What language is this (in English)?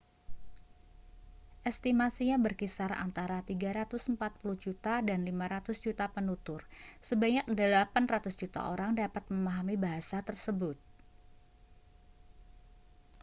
Indonesian